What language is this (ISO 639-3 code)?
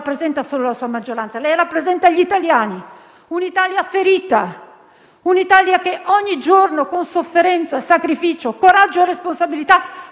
ita